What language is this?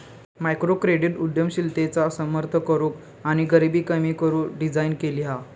Marathi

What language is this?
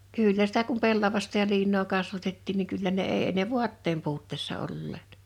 Finnish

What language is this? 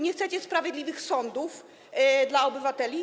Polish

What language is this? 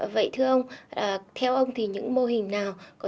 Vietnamese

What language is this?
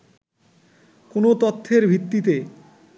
Bangla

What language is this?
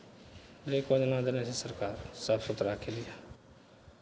Maithili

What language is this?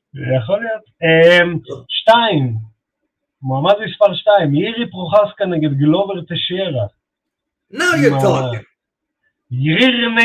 Hebrew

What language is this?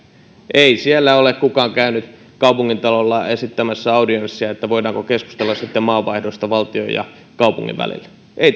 Finnish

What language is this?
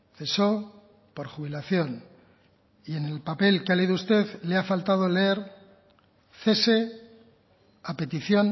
Spanish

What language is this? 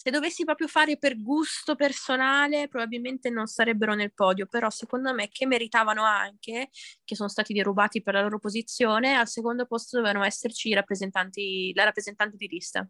Italian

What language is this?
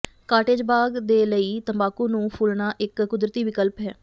Punjabi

